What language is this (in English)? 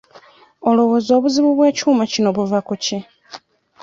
Ganda